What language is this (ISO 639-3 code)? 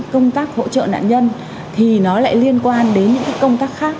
vie